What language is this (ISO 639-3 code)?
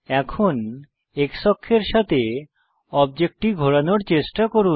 ben